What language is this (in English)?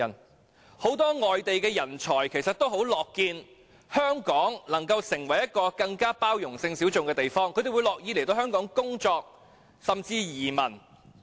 Cantonese